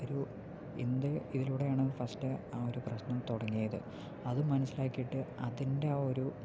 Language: Malayalam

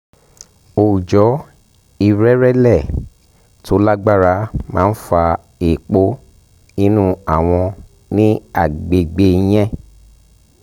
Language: Yoruba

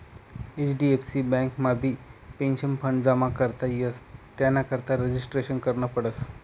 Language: Marathi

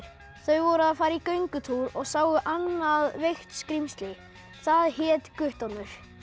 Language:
Icelandic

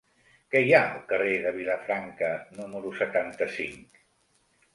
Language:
Catalan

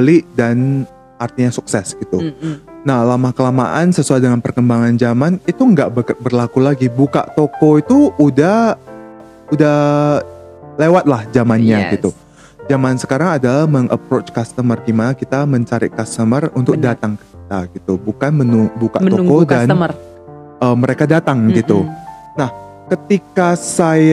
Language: Indonesian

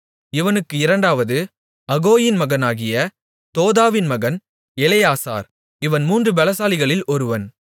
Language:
Tamil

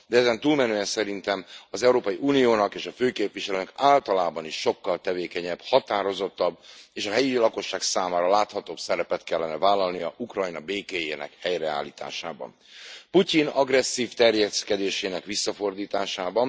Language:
Hungarian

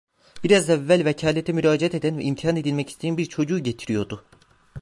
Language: Turkish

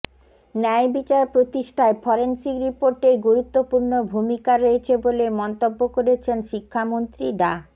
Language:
Bangla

